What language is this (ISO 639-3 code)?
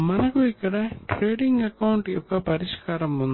tel